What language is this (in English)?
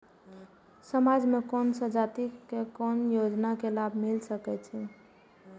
Maithili